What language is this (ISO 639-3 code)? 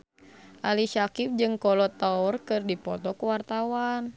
sun